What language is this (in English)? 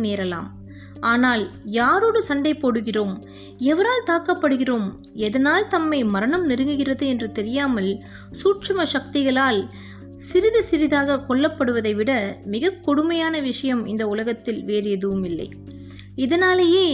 Tamil